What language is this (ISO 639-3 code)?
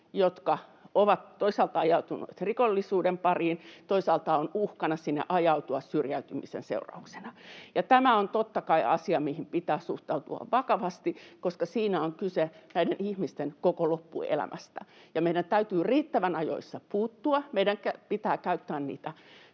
fin